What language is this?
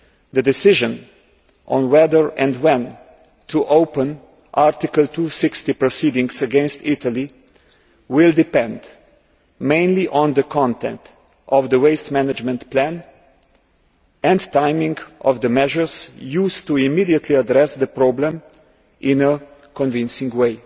English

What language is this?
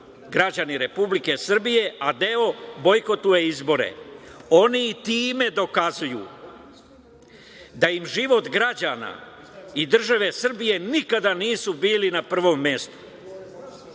Serbian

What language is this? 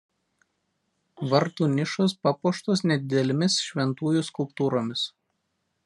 Lithuanian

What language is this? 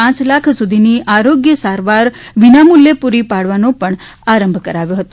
Gujarati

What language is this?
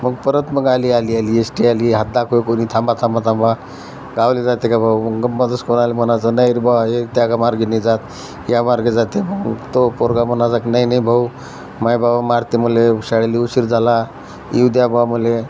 Marathi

